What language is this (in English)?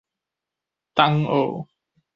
Min Nan Chinese